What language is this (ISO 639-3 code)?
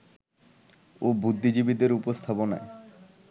ben